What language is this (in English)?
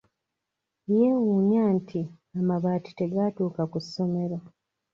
Ganda